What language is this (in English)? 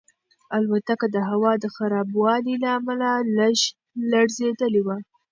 Pashto